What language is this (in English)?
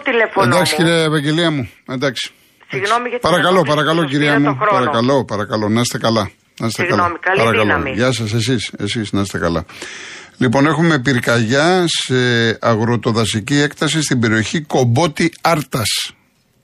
Greek